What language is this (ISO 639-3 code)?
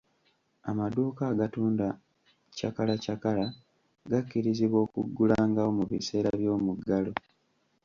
lug